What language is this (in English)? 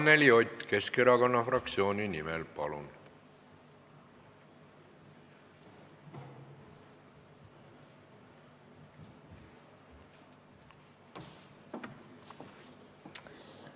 Estonian